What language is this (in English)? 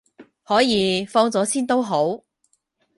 Cantonese